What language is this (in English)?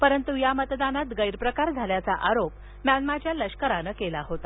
Marathi